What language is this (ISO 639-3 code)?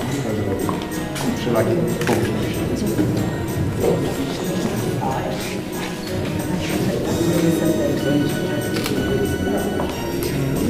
pol